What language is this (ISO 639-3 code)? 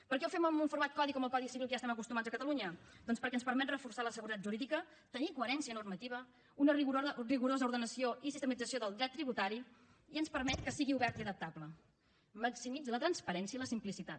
cat